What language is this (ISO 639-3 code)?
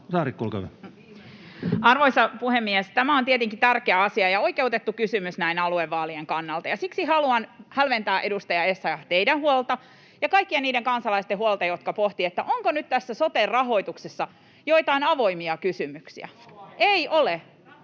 fin